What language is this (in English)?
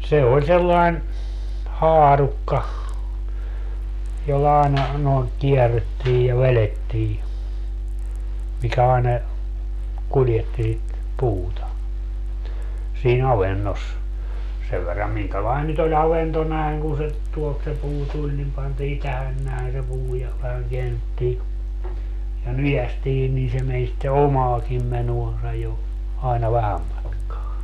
Finnish